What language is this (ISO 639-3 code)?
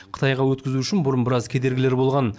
kaz